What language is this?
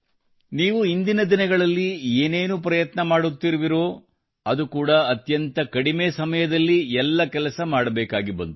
Kannada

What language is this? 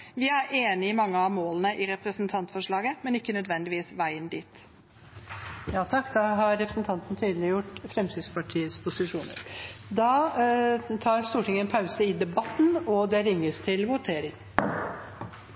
Norwegian Bokmål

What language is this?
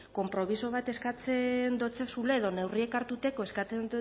Basque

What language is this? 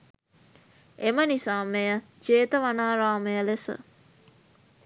Sinhala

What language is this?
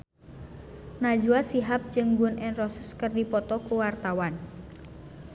Sundanese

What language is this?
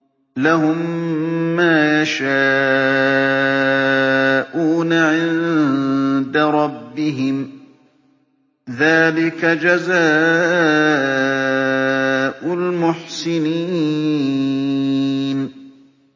Arabic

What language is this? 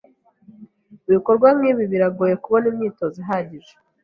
Kinyarwanda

